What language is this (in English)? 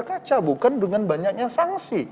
Indonesian